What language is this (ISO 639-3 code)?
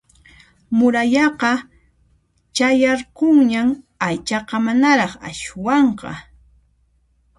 qxp